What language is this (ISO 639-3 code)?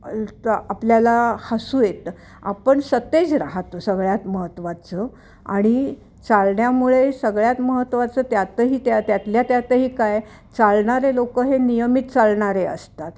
mar